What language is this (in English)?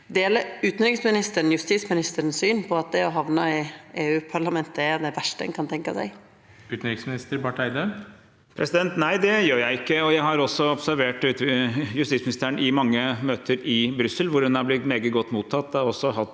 Norwegian